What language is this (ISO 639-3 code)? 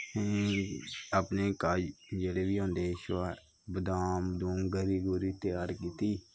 doi